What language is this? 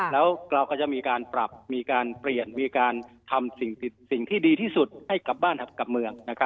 Thai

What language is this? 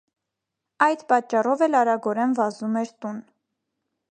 Armenian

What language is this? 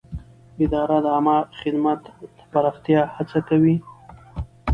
Pashto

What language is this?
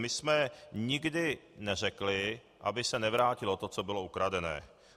Czech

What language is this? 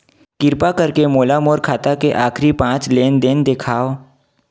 Chhattisgarhi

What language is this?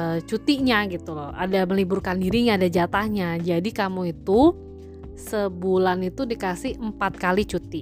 Indonesian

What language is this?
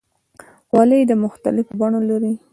Pashto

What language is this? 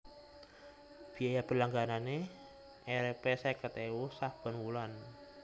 Javanese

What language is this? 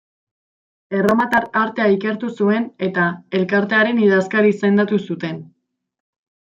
Basque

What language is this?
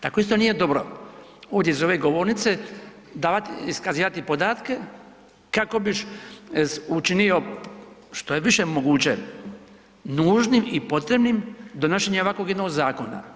Croatian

